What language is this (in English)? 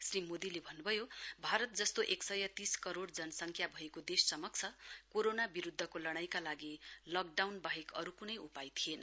Nepali